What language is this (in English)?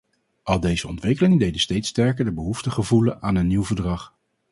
Dutch